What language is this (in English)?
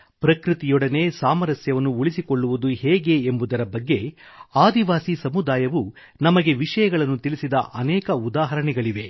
Kannada